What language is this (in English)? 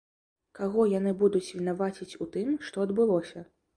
Belarusian